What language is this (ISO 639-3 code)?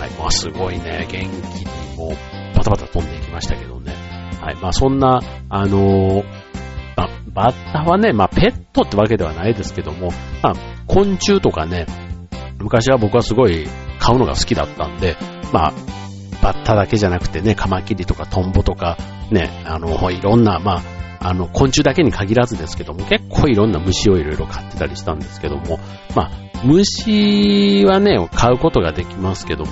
jpn